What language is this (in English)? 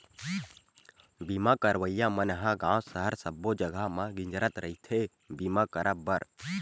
Chhattisgarhi